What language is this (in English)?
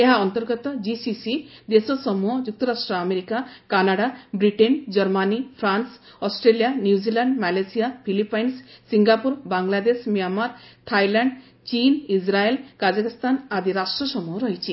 Odia